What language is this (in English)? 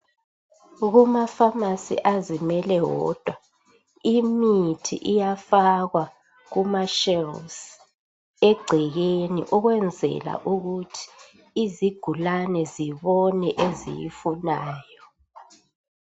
North Ndebele